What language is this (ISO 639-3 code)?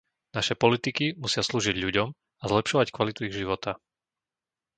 slk